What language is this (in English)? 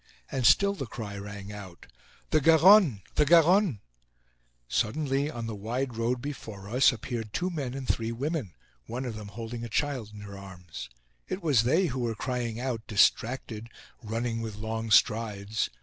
English